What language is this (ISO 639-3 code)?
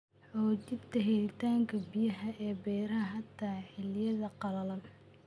som